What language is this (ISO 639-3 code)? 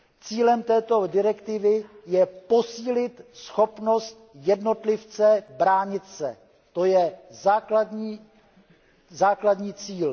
ces